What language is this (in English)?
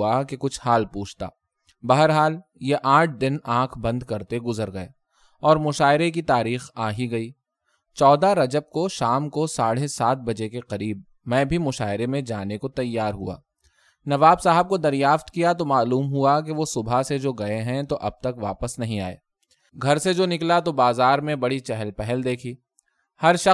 Urdu